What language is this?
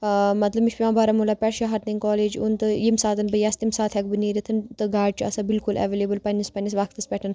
Kashmiri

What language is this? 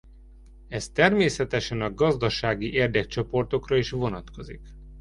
Hungarian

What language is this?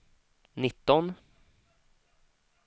Swedish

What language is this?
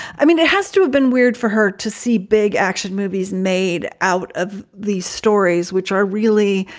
English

